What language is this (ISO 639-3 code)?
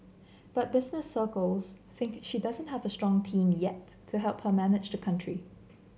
eng